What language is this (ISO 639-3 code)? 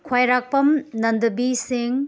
mni